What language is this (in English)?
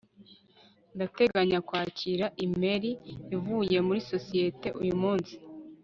Kinyarwanda